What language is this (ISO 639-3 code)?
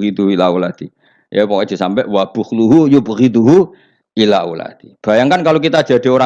ind